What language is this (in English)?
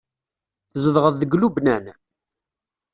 Kabyle